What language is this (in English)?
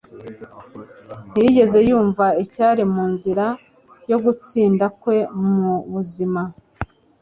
Kinyarwanda